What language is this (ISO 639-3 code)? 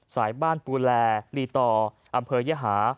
tha